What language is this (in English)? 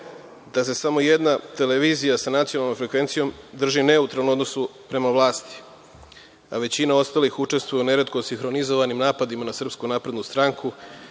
Serbian